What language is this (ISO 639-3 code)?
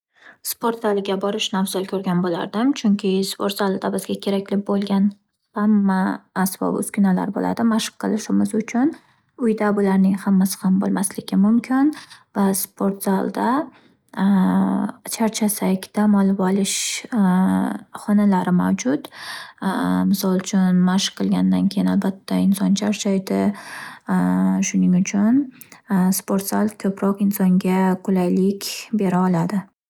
uzb